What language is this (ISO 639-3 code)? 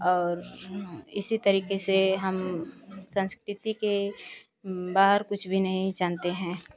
hin